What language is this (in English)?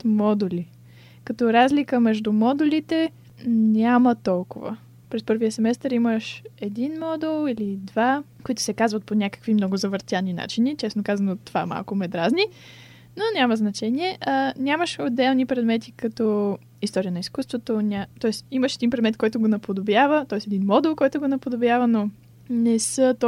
Bulgarian